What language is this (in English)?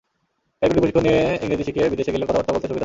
Bangla